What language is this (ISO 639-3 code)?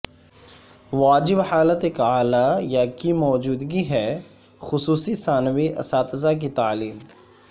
urd